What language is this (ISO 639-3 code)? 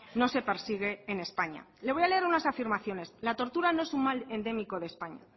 spa